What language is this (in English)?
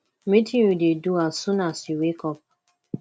Nigerian Pidgin